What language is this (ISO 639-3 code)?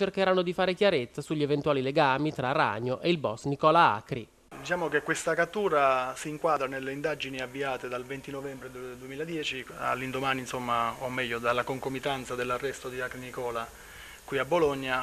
ita